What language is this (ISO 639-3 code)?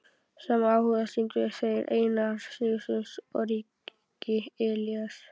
isl